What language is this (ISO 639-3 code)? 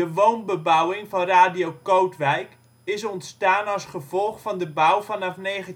nld